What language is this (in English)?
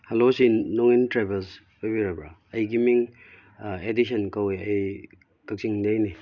Manipuri